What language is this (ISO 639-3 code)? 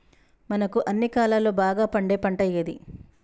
tel